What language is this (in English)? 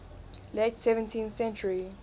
English